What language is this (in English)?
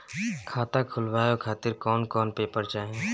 Bhojpuri